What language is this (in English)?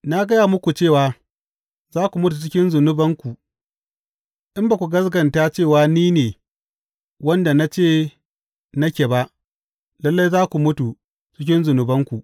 Hausa